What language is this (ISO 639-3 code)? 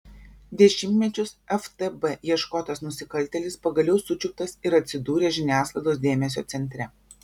lit